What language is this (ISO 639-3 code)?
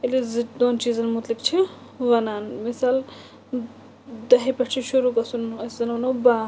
kas